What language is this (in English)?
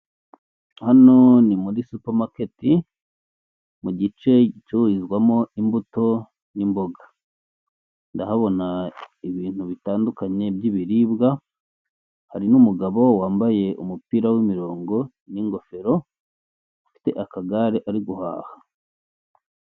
Kinyarwanda